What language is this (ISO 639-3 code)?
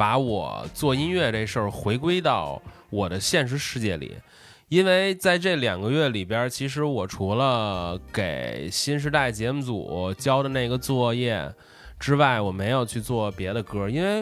zho